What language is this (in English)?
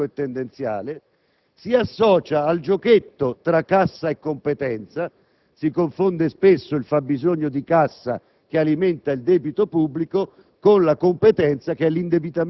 Italian